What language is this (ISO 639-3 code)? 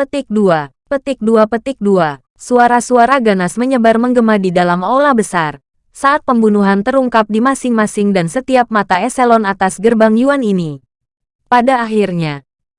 ind